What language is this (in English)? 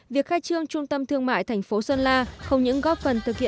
Vietnamese